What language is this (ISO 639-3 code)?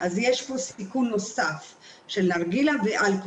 heb